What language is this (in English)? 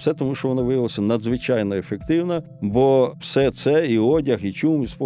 Ukrainian